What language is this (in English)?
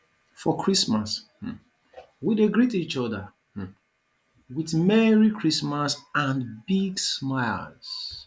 Nigerian Pidgin